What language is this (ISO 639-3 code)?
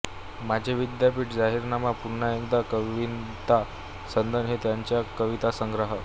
mar